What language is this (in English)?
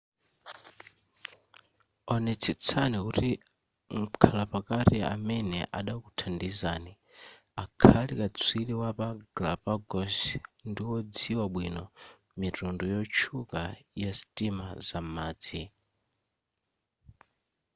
Nyanja